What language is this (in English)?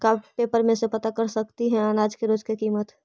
Magahi